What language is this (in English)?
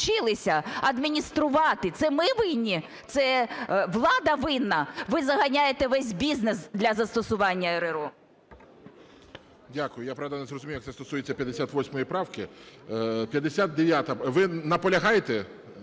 Ukrainian